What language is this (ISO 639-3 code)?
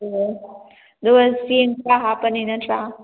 mni